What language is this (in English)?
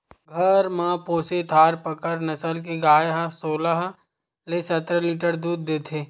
Chhattisgarhi